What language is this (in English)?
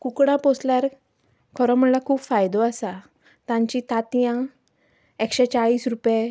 Konkani